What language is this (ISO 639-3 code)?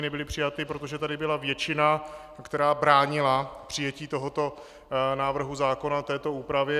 ces